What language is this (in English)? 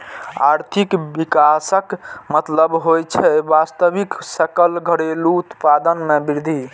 Maithili